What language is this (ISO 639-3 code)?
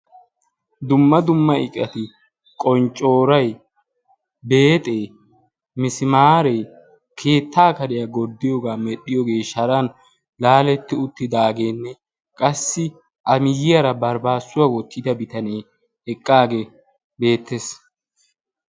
wal